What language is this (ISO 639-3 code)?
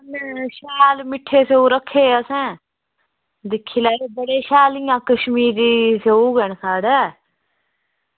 doi